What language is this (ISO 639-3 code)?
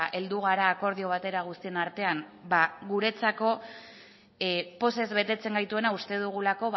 eus